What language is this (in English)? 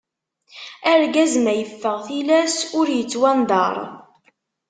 Kabyle